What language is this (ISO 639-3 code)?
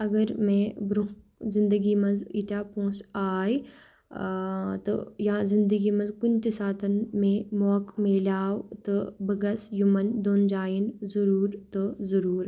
kas